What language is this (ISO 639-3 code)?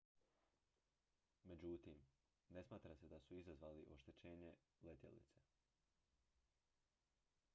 hrv